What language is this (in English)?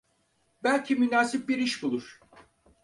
Turkish